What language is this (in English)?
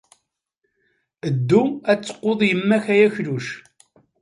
Kabyle